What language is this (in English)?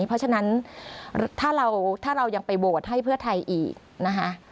Thai